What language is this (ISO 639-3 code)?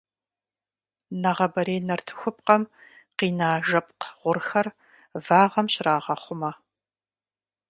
kbd